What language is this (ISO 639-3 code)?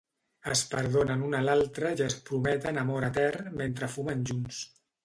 cat